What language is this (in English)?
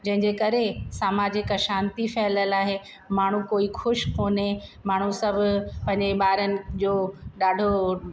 Sindhi